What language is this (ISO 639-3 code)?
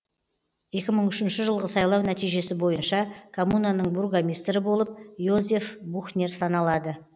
kaz